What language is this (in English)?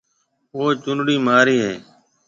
Marwari (Pakistan)